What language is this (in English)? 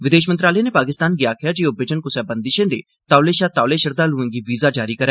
Dogri